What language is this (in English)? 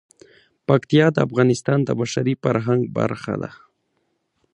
Pashto